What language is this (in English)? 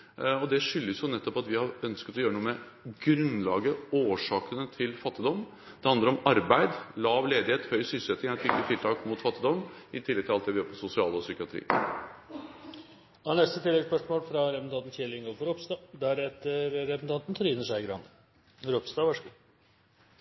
Norwegian